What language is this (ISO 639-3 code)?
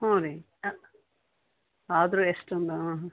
kan